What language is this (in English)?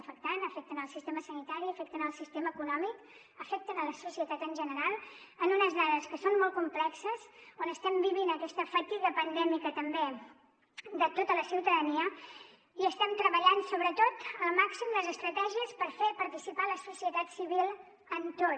Catalan